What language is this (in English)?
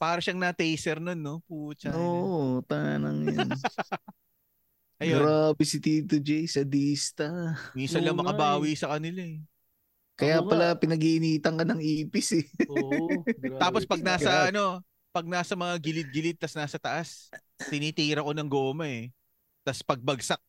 Filipino